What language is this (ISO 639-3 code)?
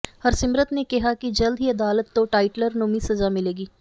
pan